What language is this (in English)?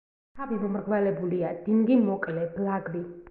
Georgian